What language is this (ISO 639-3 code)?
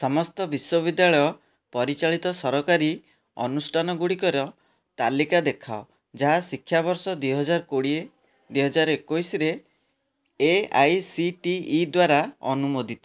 ori